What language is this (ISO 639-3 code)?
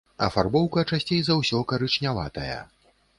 bel